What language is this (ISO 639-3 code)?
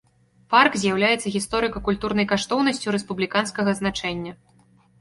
bel